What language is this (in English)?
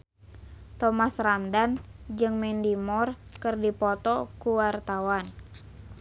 Sundanese